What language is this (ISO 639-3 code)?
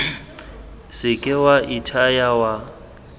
tsn